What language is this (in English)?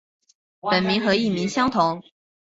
Chinese